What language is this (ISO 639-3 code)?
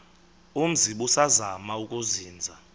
xho